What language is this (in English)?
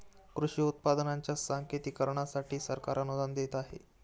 Marathi